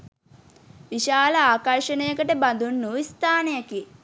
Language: Sinhala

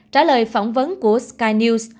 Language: Vietnamese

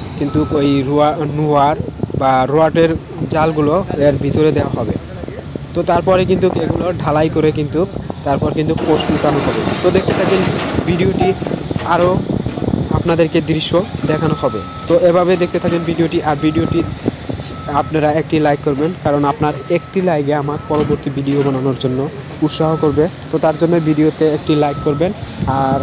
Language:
Indonesian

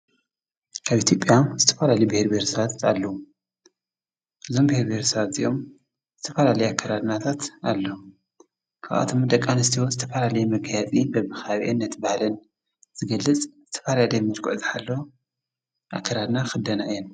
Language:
Tigrinya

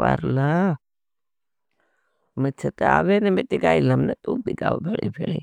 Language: Bhili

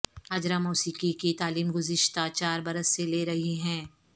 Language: Urdu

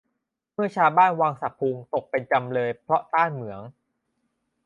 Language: Thai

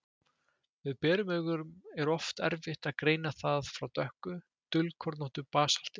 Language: Icelandic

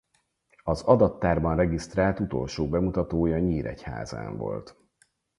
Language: Hungarian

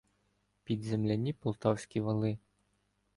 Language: Ukrainian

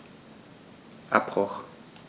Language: German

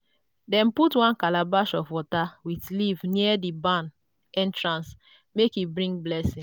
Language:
Nigerian Pidgin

